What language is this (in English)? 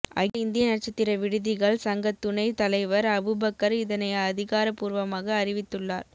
Tamil